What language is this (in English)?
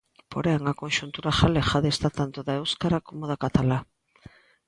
Galician